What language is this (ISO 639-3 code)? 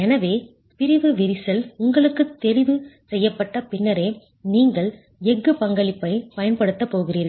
tam